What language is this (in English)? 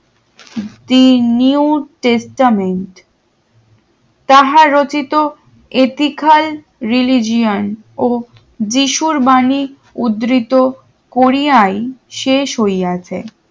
Bangla